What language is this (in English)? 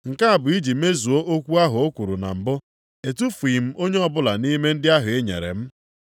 Igbo